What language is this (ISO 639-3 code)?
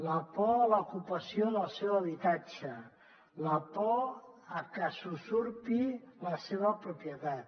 cat